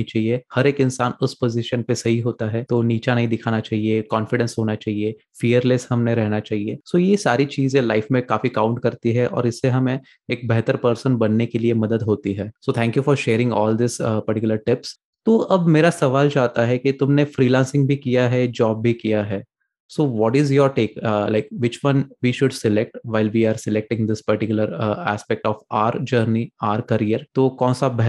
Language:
Hindi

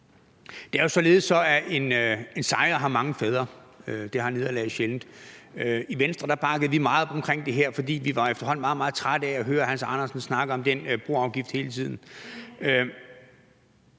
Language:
Danish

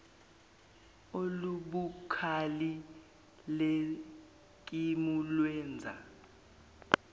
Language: Zulu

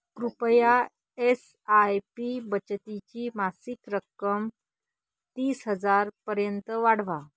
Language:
Marathi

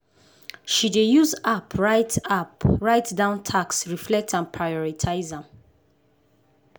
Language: Nigerian Pidgin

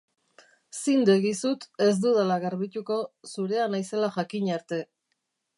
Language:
Basque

